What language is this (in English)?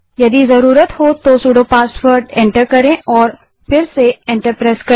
Hindi